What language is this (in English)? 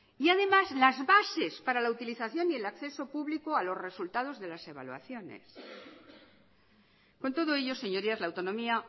Spanish